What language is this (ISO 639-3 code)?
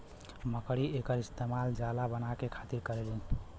bho